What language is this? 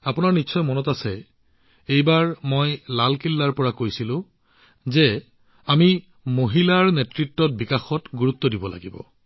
Assamese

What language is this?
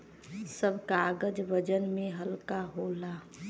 Bhojpuri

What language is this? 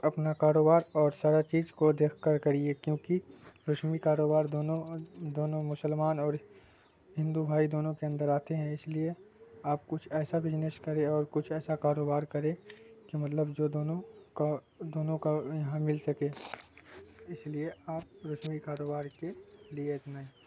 Urdu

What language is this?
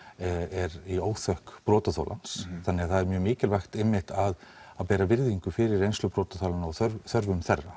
Icelandic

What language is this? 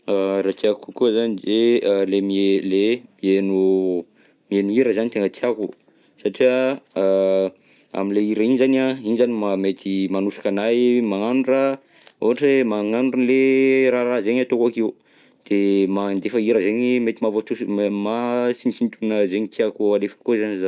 Southern Betsimisaraka Malagasy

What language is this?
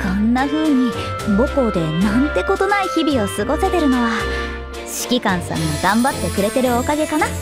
Japanese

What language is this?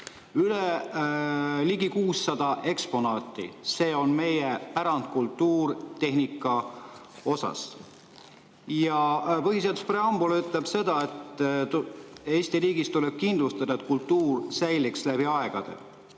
Estonian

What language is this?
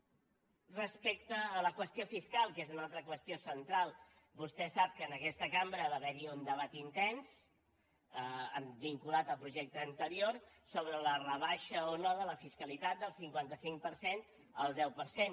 Catalan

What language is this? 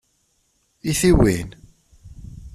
Kabyle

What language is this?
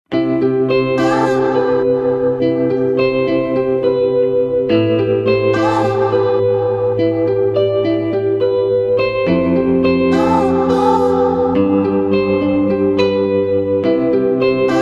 Italian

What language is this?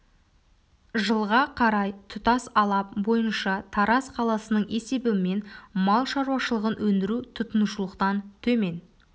Kazakh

